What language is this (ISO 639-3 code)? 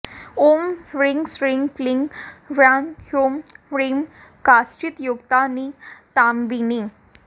san